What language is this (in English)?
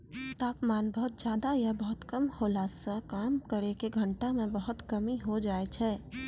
Maithili